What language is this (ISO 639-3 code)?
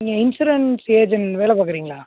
tam